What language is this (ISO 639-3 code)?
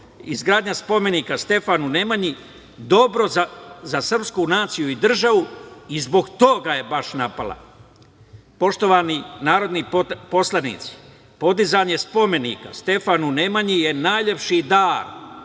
srp